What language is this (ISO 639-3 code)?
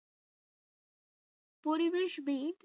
ben